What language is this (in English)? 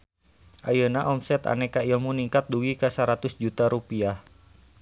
Sundanese